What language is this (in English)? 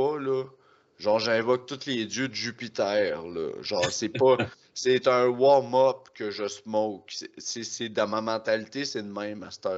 French